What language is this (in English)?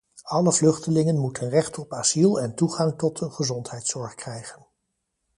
Dutch